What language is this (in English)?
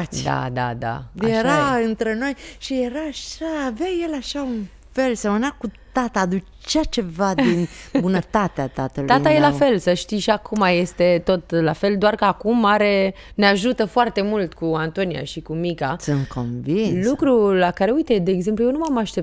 Romanian